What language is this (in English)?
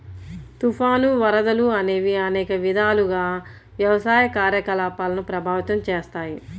Telugu